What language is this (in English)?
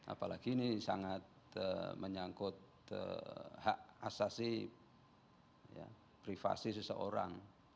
Indonesian